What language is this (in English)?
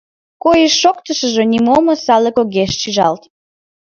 Mari